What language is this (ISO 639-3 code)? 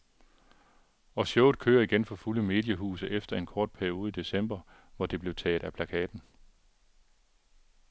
dan